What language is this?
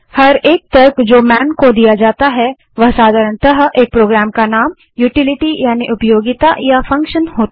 Hindi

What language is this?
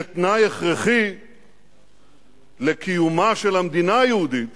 Hebrew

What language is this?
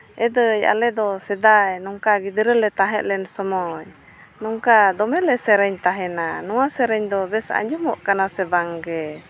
Santali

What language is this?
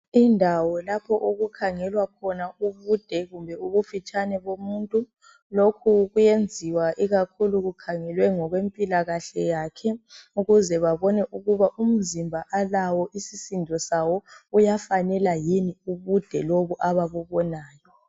North Ndebele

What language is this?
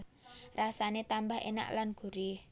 Javanese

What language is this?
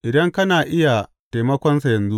Hausa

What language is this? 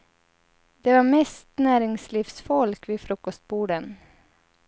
Swedish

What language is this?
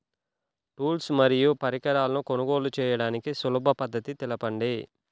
Telugu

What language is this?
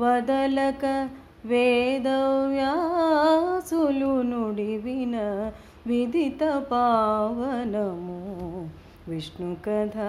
Telugu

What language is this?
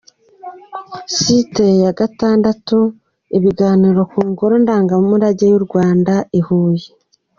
Kinyarwanda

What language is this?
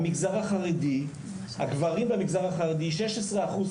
Hebrew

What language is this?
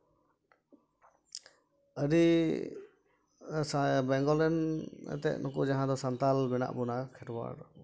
Santali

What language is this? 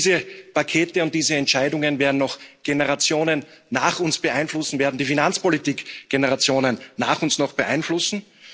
German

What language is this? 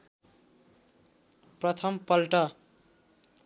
Nepali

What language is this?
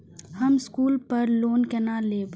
Maithili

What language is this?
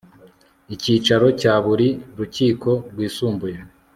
Kinyarwanda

